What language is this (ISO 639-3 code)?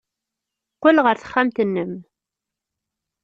kab